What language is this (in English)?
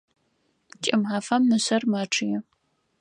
Adyghe